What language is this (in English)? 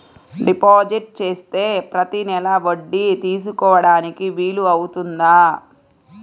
Telugu